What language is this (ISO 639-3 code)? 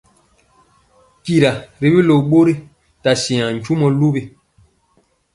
mcx